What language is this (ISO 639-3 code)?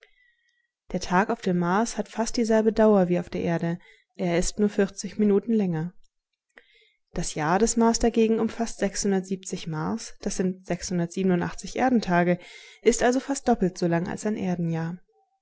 deu